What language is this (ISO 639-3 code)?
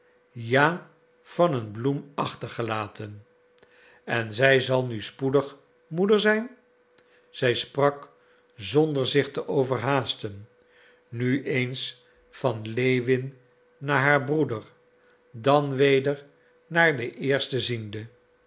nld